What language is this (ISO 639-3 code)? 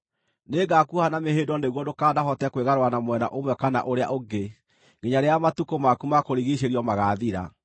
kik